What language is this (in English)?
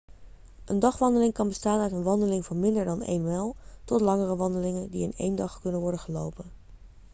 Dutch